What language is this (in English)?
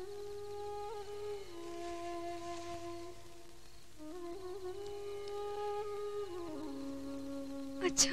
Malayalam